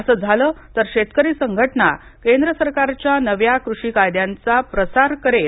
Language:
Marathi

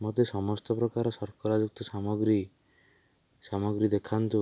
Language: Odia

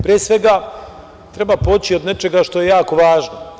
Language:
Serbian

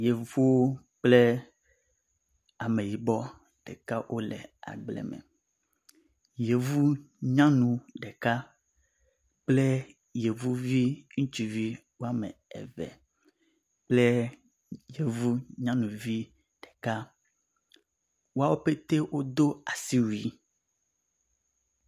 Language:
Ewe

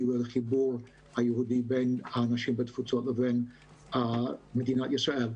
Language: Hebrew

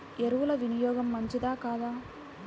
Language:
Telugu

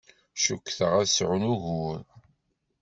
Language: Kabyle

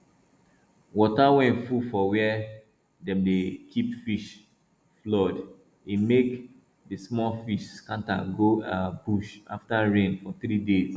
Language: Nigerian Pidgin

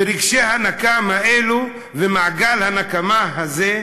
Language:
Hebrew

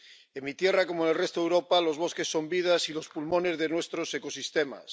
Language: Spanish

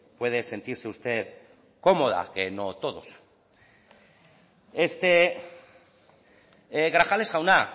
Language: Spanish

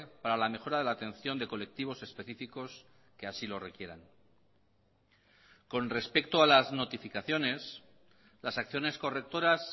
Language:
Spanish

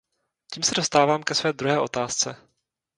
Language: Czech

